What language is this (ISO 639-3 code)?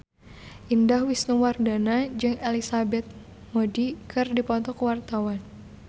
sun